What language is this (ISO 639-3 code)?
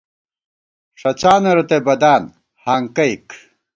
gwt